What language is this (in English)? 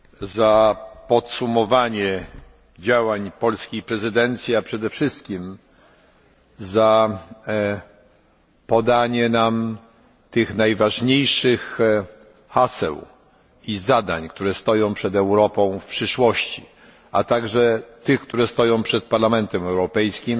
Polish